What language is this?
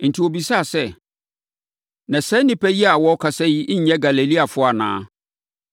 Akan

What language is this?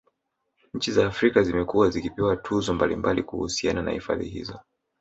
Swahili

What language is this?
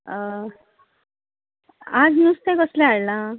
Konkani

